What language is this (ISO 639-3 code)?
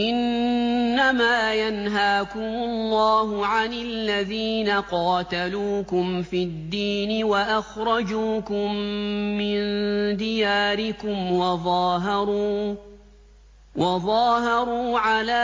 ara